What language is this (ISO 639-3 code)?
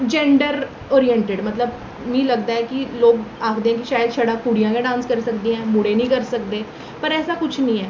doi